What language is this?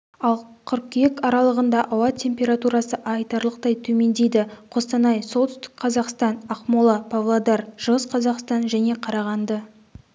Kazakh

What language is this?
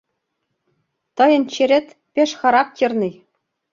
Mari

